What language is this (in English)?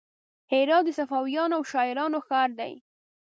Pashto